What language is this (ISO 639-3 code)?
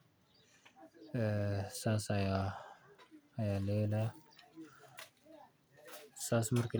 som